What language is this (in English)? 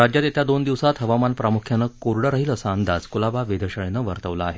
Marathi